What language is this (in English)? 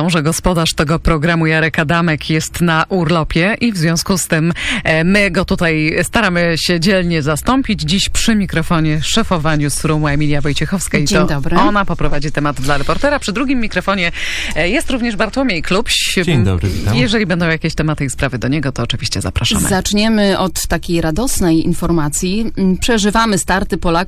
Polish